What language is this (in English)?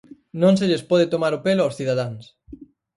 Galician